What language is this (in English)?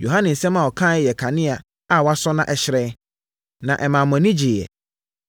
Akan